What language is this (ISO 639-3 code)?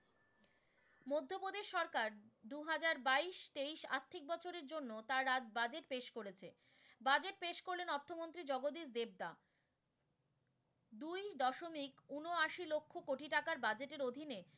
ben